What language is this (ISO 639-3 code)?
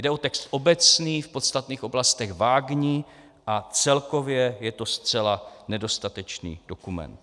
ces